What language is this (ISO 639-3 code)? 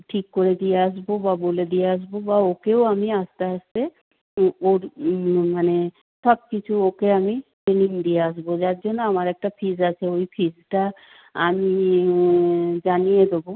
ben